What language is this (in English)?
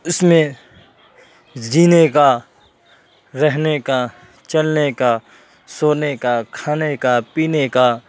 Urdu